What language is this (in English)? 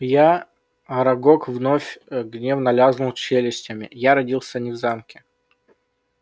Russian